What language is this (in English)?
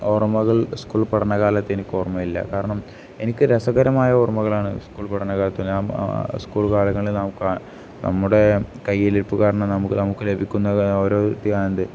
Malayalam